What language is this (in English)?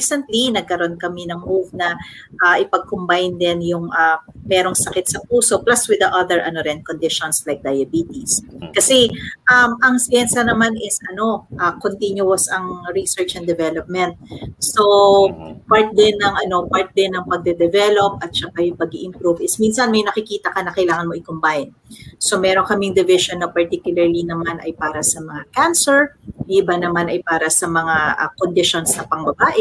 Filipino